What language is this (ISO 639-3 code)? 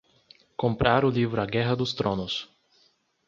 por